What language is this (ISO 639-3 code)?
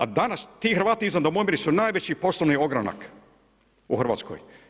hrv